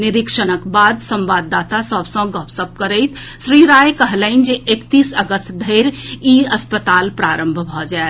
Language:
Maithili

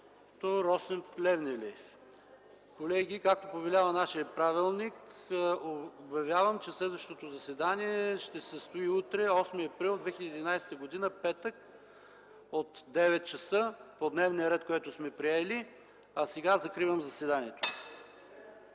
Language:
Bulgarian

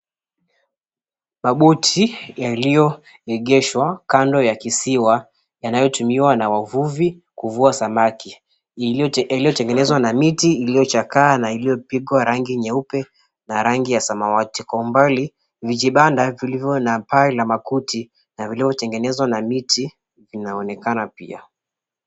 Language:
Swahili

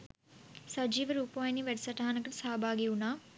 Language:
Sinhala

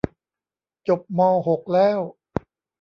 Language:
Thai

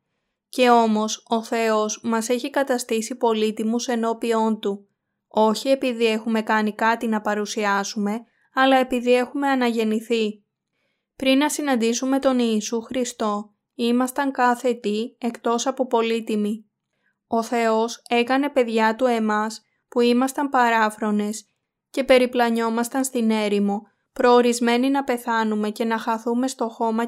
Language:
Greek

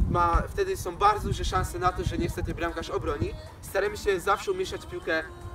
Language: Polish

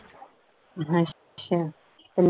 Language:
Punjabi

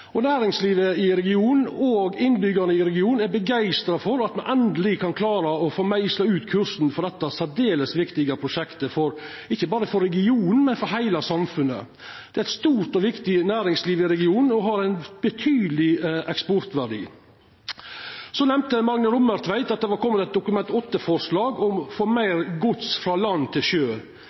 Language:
Norwegian Nynorsk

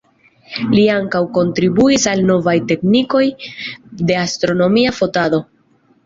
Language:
Esperanto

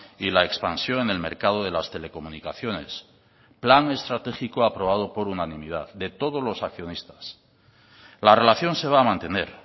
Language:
Spanish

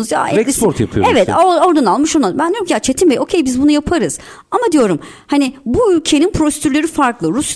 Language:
Turkish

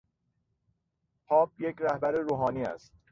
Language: Persian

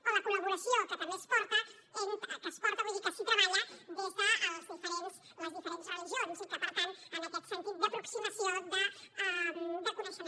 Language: Catalan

